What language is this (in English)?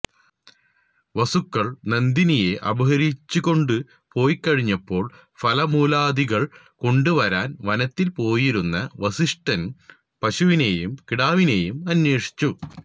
Malayalam